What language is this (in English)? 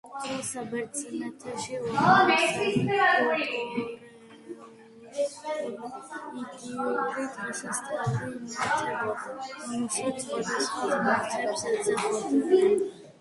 Georgian